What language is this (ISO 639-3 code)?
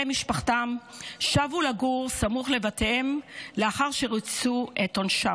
heb